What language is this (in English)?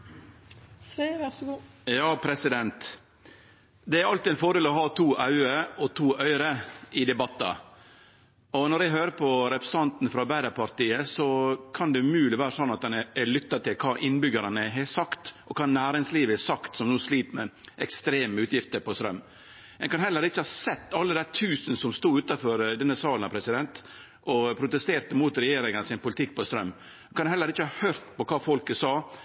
Norwegian Nynorsk